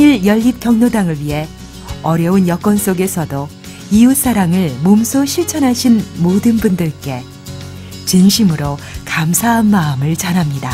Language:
Korean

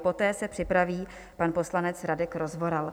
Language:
Czech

